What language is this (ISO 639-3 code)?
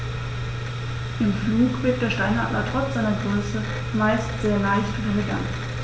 deu